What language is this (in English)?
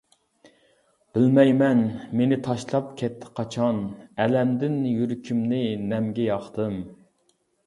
Uyghur